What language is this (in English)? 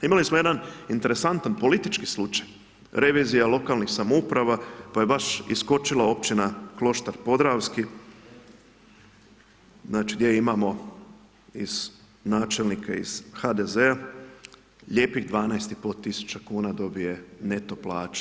Croatian